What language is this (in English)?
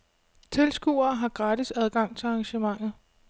Danish